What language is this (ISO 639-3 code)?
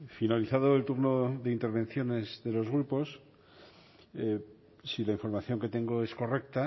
spa